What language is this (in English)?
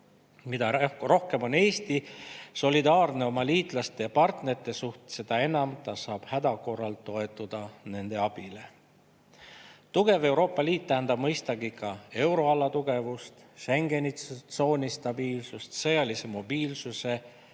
Estonian